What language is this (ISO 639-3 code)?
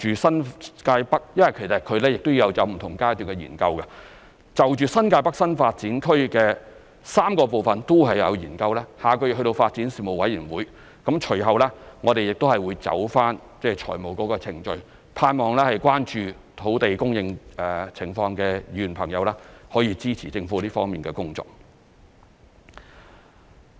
yue